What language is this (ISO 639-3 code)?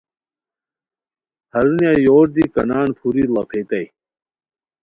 khw